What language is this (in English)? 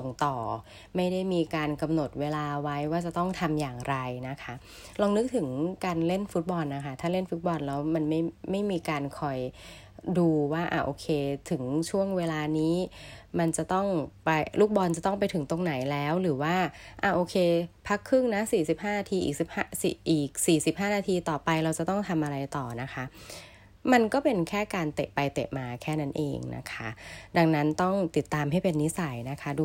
Thai